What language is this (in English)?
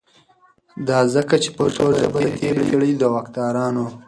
Pashto